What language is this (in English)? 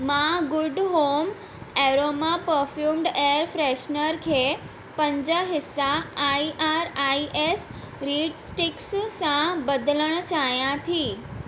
Sindhi